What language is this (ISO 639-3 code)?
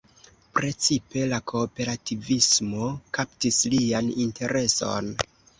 epo